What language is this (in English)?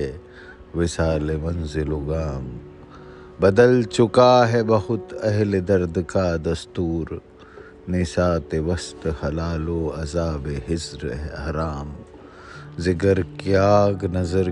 Hindi